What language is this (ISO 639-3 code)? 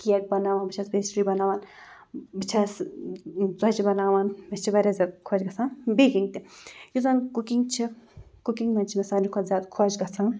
kas